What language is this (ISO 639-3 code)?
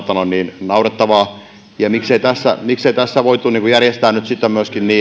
fin